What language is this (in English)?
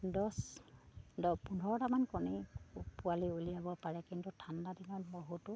Assamese